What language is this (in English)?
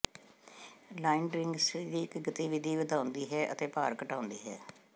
Punjabi